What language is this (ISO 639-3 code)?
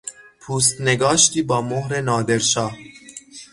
fas